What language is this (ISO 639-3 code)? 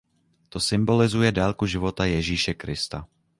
ces